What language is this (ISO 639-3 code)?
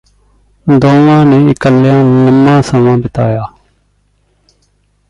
pan